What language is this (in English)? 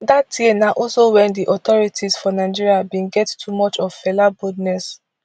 Nigerian Pidgin